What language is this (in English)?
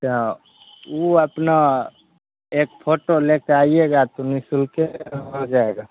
Maithili